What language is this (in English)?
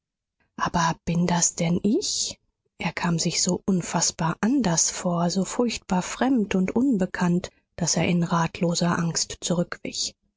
German